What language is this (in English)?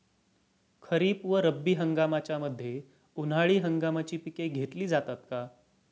Marathi